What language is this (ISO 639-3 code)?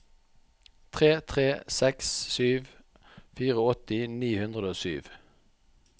nor